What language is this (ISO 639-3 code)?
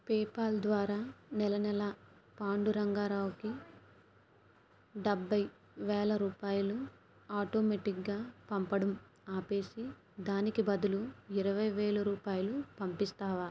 tel